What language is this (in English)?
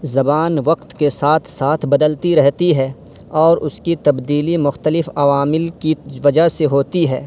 Urdu